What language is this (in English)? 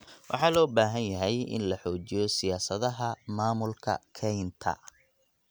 Somali